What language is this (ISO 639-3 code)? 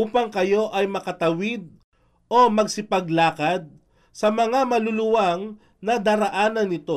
fil